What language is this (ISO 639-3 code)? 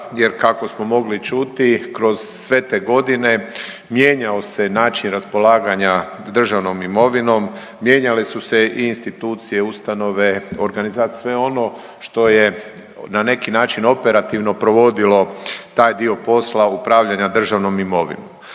hrv